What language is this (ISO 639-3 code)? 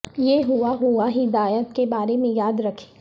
urd